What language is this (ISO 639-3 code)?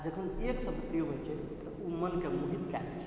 mai